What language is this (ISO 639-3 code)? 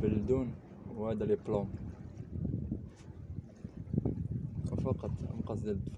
ara